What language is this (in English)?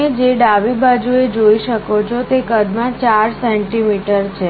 Gujarati